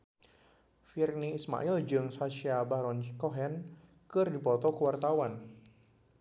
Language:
Sundanese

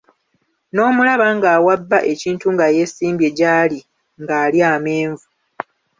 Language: Ganda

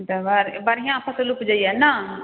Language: Maithili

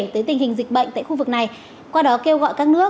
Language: Vietnamese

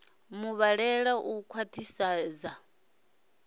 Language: Venda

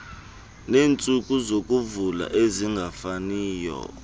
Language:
Xhosa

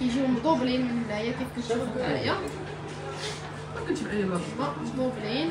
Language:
Arabic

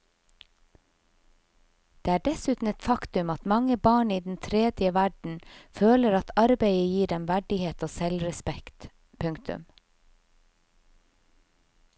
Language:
Norwegian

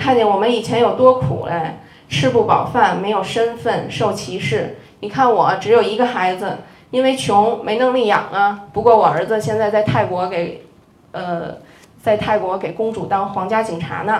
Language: Chinese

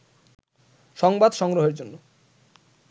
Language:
Bangla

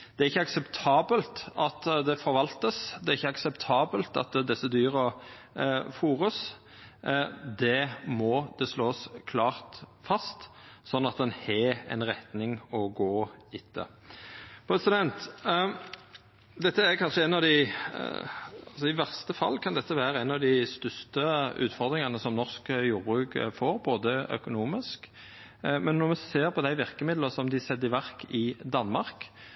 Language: Norwegian Nynorsk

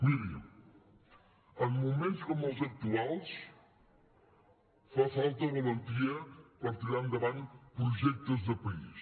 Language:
Catalan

